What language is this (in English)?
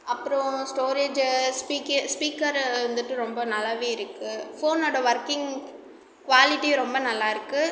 Tamil